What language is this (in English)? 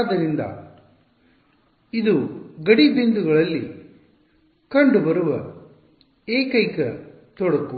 Kannada